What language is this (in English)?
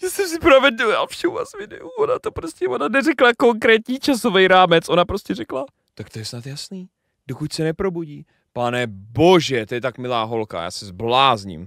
Czech